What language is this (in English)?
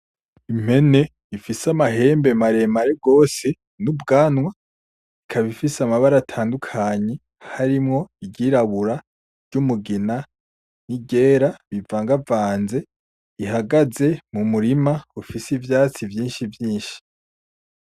Rundi